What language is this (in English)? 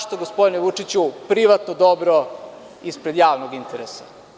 Serbian